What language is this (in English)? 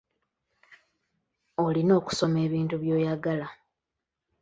Ganda